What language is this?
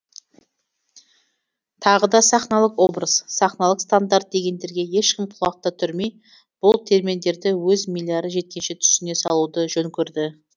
Kazakh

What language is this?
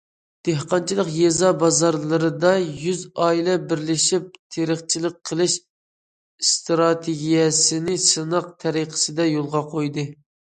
Uyghur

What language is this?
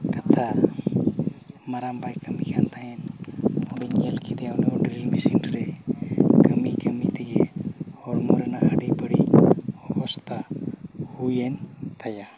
Santali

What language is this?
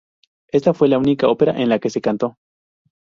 Spanish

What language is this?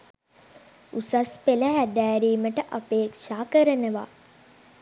Sinhala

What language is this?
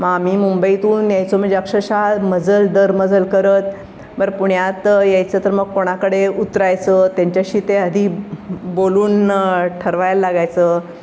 Marathi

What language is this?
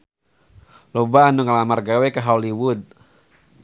Sundanese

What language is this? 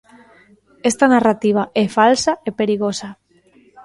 Galician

